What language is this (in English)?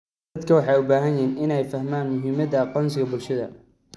Somali